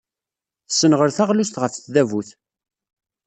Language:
Kabyle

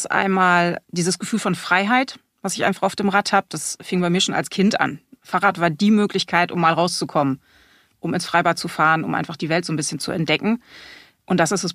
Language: German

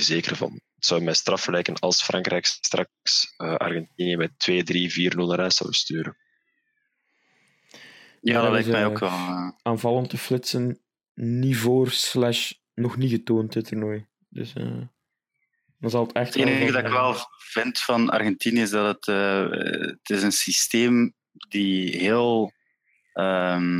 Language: Dutch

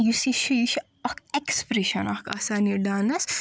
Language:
Kashmiri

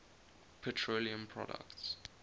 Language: English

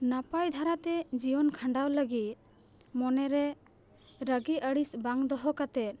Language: Santali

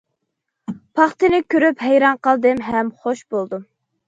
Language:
Uyghur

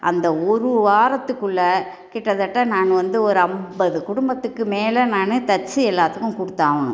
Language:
Tamil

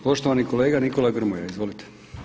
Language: Croatian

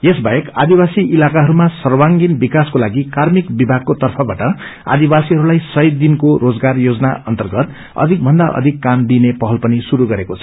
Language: Nepali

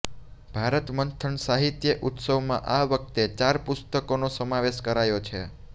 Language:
Gujarati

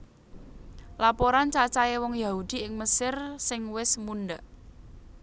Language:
Javanese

